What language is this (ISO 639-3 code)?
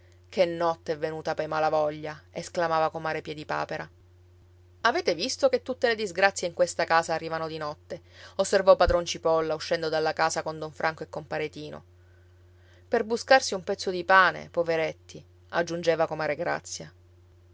ita